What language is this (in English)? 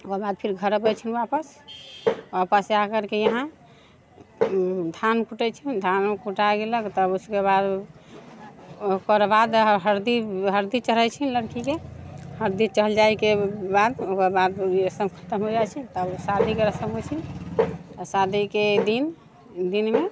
Maithili